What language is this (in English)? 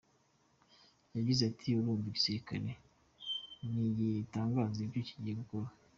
Kinyarwanda